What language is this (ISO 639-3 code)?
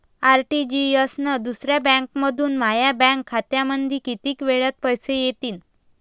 mar